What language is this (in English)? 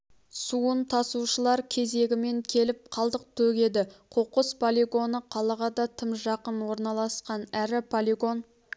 Kazakh